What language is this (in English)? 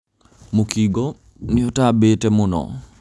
Kikuyu